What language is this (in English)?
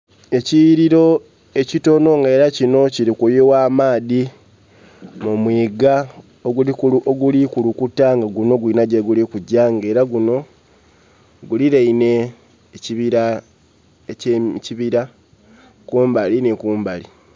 Soga